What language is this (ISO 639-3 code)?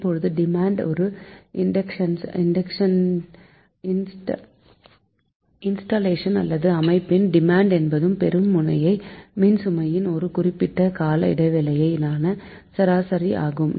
tam